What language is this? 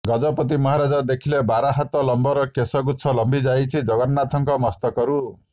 Odia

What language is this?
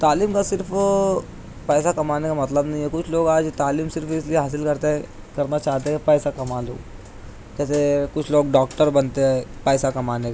Urdu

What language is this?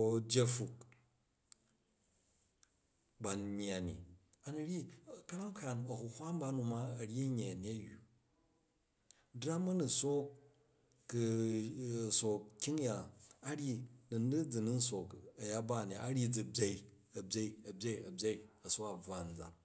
Jju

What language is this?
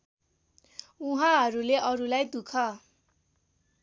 Nepali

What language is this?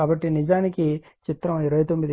Telugu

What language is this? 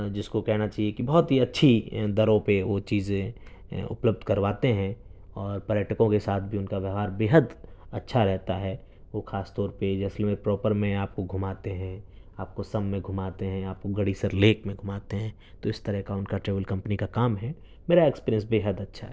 Urdu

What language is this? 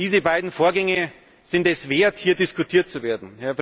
German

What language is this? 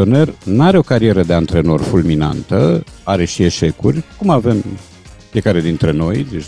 Romanian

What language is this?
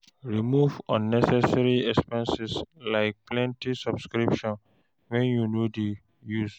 Nigerian Pidgin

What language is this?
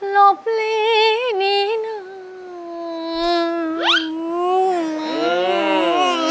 Thai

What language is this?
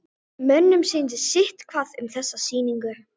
Icelandic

